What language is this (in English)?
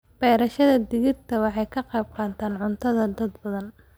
Somali